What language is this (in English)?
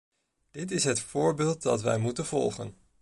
Dutch